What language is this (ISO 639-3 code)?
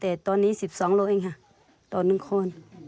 tha